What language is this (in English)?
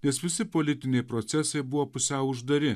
Lithuanian